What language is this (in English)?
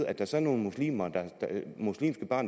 Danish